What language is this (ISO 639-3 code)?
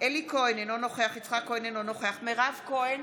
heb